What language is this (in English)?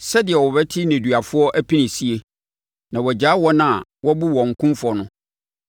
Akan